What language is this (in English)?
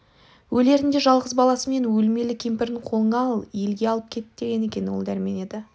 Kazakh